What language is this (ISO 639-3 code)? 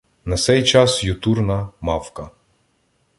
ukr